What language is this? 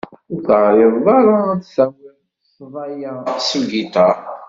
Kabyle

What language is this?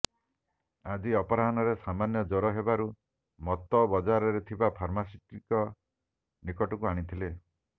Odia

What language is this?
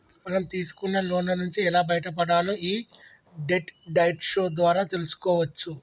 Telugu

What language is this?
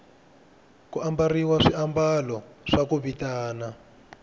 Tsonga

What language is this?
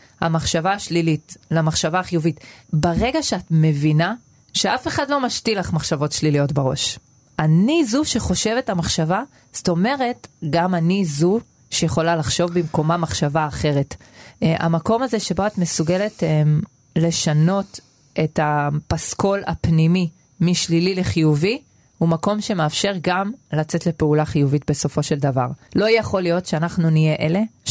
Hebrew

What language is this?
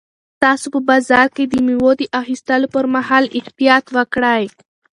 Pashto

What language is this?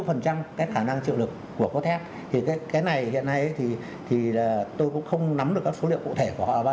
Vietnamese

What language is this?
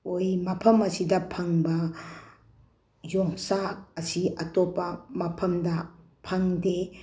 Manipuri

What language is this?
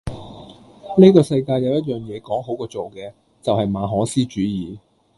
Cantonese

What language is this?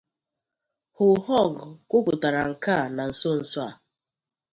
Igbo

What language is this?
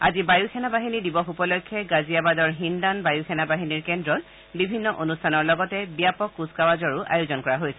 Assamese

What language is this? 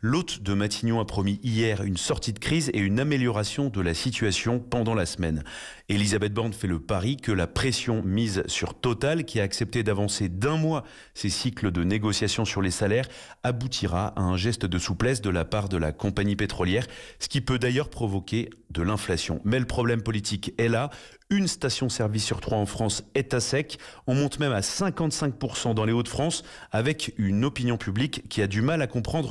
French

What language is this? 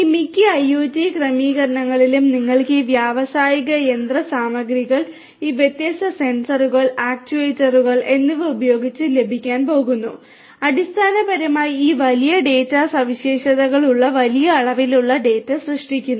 Malayalam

